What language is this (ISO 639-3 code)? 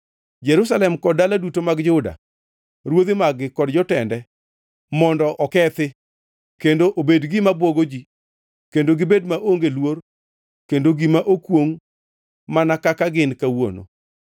luo